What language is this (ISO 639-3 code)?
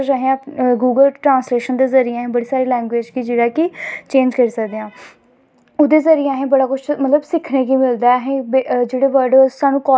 doi